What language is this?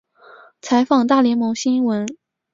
Chinese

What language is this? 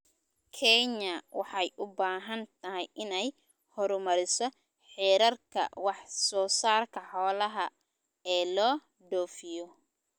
Somali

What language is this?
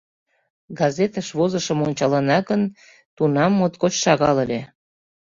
Mari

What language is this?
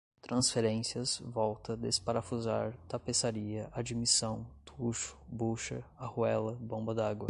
Portuguese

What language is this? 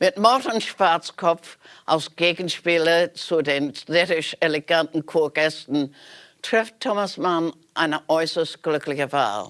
German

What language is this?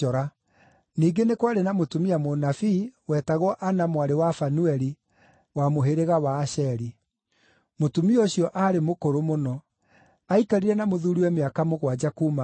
Kikuyu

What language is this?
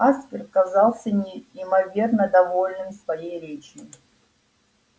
Russian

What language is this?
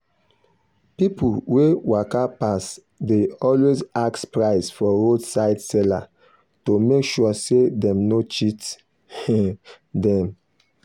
Nigerian Pidgin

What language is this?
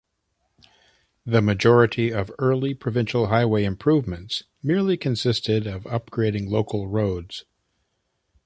English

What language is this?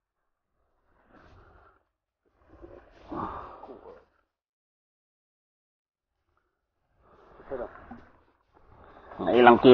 Indonesian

